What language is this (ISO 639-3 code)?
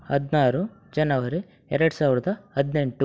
kan